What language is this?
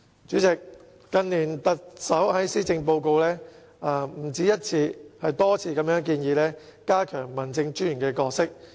Cantonese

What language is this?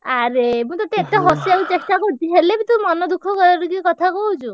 Odia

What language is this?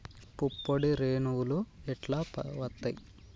Telugu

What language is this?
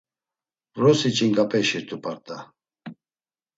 Laz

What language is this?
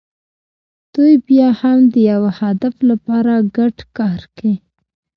Pashto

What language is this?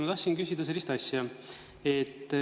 Estonian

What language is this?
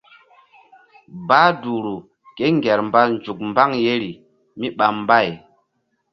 Mbum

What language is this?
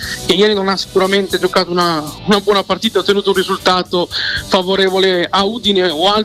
Italian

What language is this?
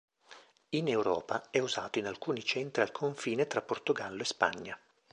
Italian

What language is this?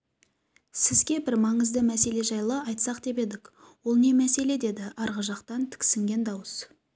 Kazakh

